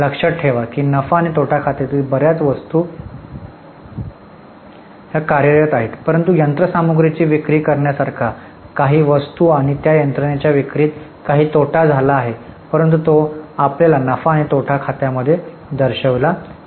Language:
Marathi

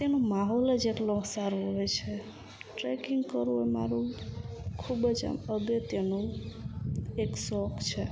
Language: Gujarati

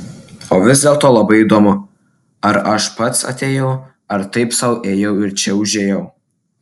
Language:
Lithuanian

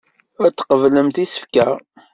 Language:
Kabyle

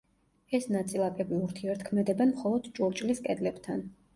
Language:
Georgian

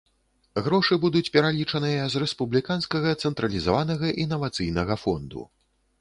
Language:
Belarusian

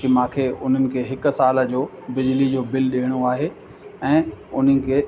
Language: Sindhi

